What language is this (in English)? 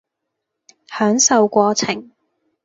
Cantonese